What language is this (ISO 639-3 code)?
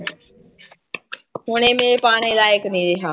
pan